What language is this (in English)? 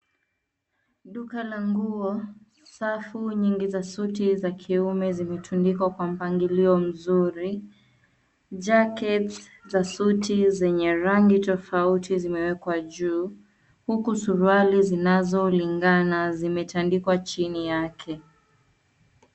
Swahili